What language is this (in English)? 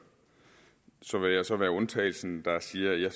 Danish